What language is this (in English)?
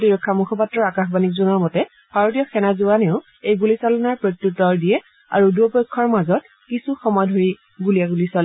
Assamese